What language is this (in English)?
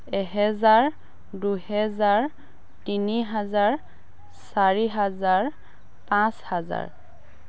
Assamese